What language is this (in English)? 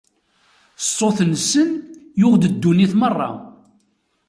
Kabyle